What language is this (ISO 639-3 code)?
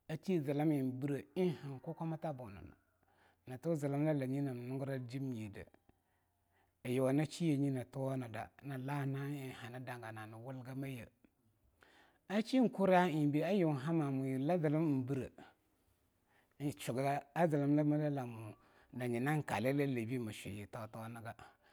lnu